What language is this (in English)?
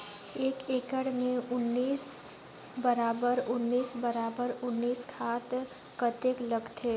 Chhattisgarhi